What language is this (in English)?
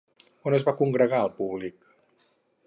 Catalan